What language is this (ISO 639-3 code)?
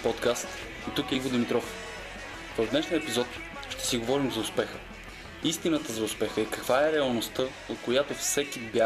bul